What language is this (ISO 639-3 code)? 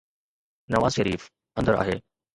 snd